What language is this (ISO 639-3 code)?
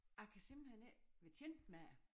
dan